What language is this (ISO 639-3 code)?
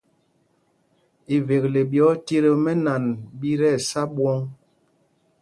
mgg